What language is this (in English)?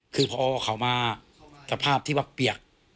Thai